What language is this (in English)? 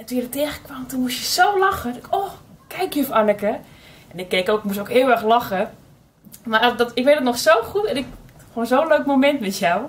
Dutch